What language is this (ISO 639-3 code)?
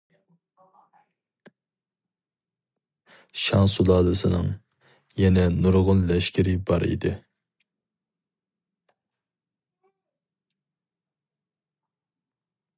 uig